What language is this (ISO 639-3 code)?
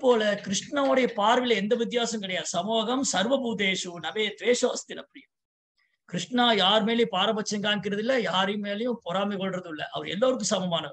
ind